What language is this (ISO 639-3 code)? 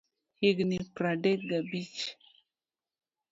luo